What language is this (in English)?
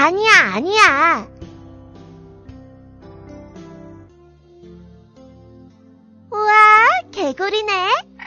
Korean